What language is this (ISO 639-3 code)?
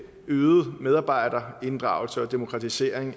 dan